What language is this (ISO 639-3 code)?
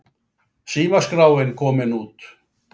isl